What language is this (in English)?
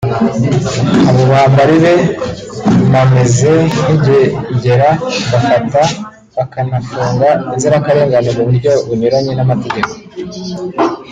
Kinyarwanda